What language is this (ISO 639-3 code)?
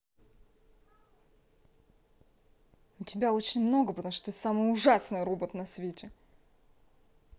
rus